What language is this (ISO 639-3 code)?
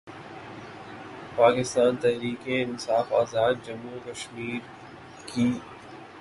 urd